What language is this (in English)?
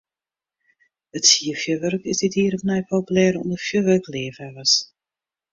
Western Frisian